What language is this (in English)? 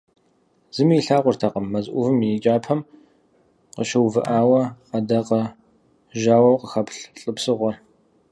Kabardian